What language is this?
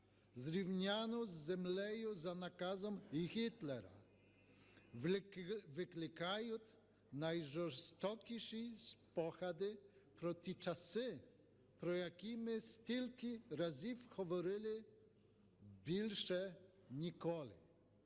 Ukrainian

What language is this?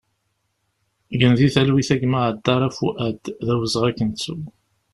Kabyle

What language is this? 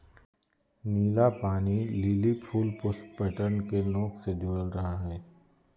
Magahi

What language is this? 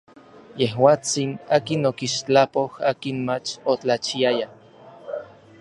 Orizaba Nahuatl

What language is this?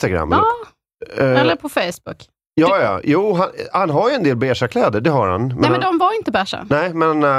Swedish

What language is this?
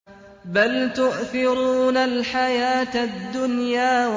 Arabic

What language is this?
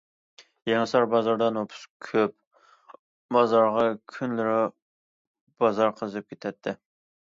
Uyghur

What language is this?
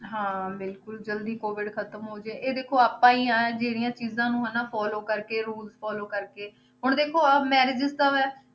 Punjabi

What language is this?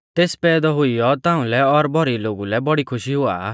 Mahasu Pahari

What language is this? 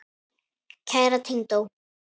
Icelandic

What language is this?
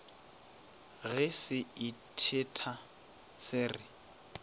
Northern Sotho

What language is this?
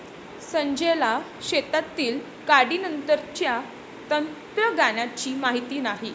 Marathi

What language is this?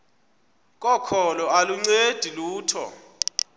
Xhosa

